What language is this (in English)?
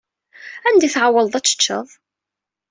Kabyle